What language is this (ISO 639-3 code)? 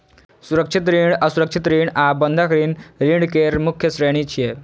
mai